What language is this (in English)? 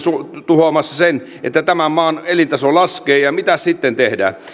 Finnish